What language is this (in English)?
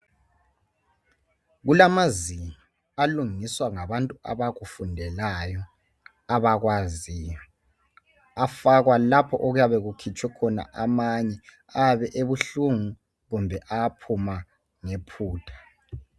North Ndebele